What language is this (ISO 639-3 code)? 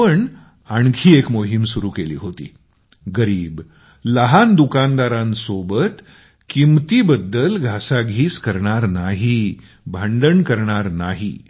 mar